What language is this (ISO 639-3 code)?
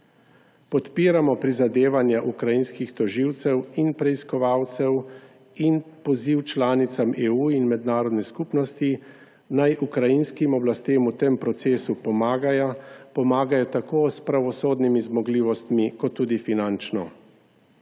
slv